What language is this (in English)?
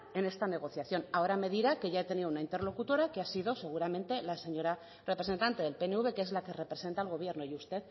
Spanish